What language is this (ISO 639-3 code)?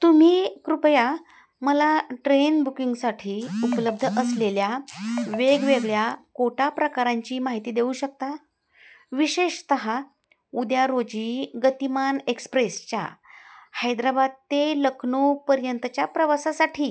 mar